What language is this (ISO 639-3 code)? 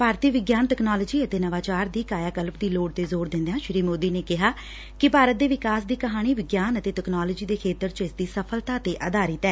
pan